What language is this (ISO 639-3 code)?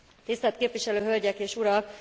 hun